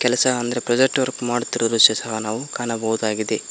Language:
Kannada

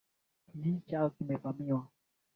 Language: Swahili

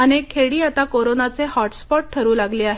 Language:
Marathi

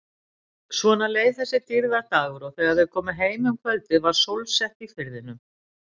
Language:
Icelandic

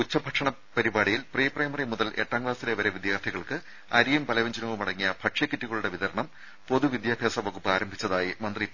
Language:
Malayalam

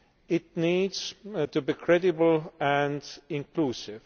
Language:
English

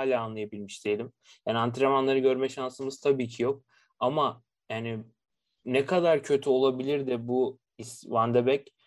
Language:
Turkish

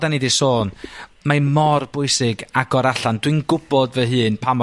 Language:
Welsh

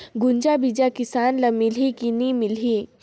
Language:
Chhattisgarhi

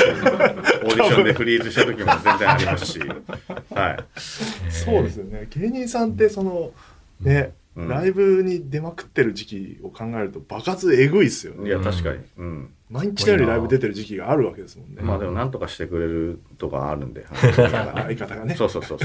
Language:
Japanese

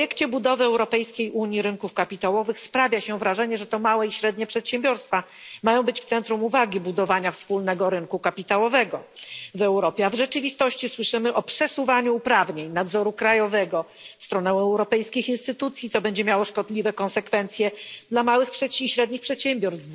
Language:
Polish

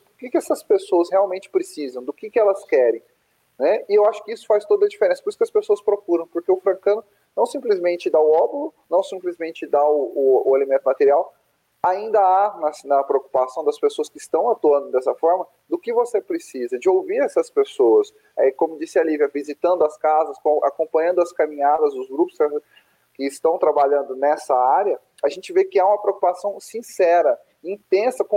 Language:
Portuguese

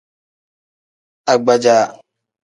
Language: Tem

